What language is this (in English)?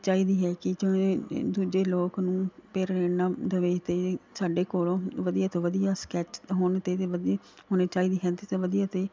Punjabi